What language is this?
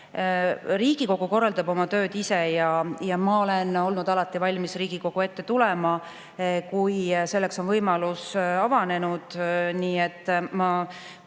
Estonian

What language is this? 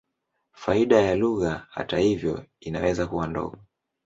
Swahili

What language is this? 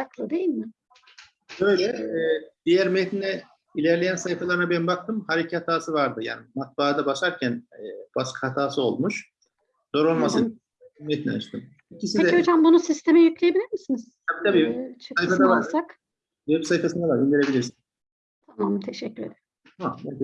Turkish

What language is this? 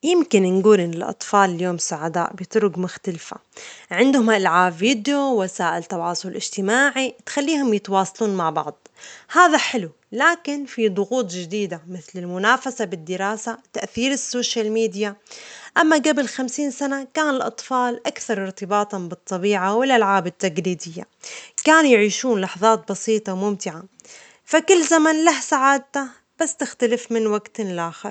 Omani Arabic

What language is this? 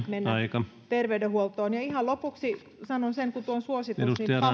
Finnish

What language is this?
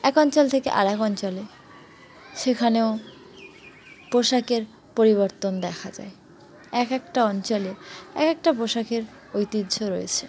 Bangla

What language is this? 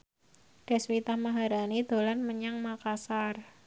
Javanese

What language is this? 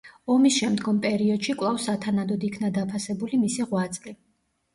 Georgian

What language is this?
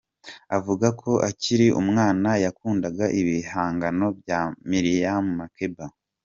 Kinyarwanda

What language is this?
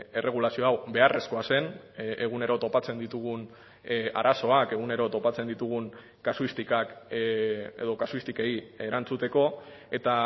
Basque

